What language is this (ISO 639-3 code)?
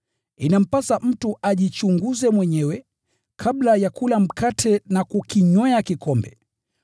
swa